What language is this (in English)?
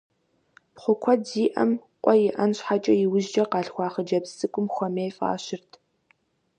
Kabardian